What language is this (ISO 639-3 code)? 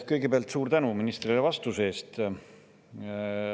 est